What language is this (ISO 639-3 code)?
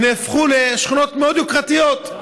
heb